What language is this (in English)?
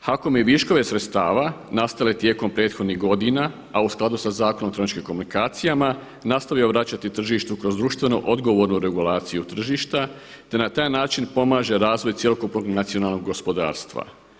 Croatian